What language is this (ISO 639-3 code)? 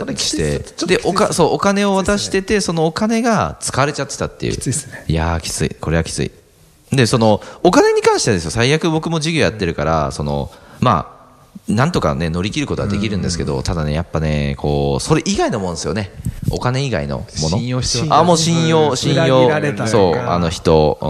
jpn